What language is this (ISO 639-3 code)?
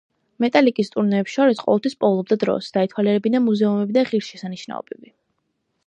kat